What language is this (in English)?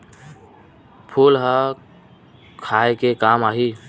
Chhattisgarhi